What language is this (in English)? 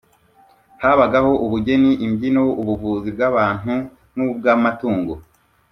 Kinyarwanda